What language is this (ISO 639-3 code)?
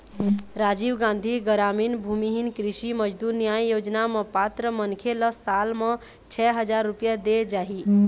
hne